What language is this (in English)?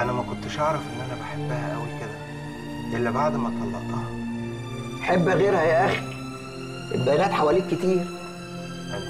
Arabic